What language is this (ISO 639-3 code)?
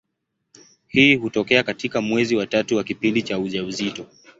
swa